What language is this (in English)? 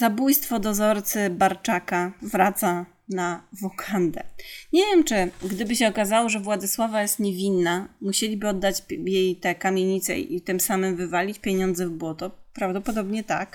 Polish